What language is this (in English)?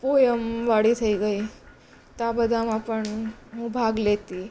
Gujarati